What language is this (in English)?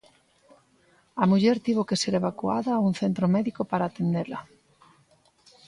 Galician